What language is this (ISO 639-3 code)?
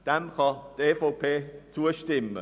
gsw